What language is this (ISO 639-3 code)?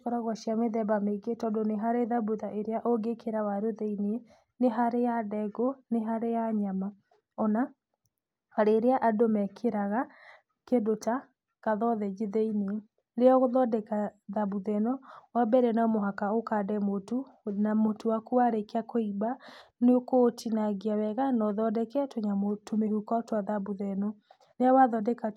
kik